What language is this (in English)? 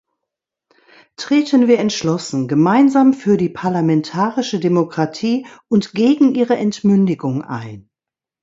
German